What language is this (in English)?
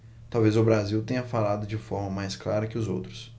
Portuguese